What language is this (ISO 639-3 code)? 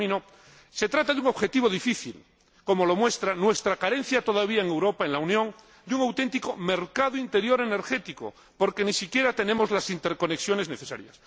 spa